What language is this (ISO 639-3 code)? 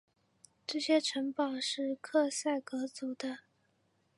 zho